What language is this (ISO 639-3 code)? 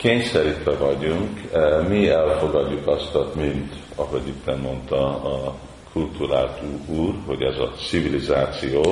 hun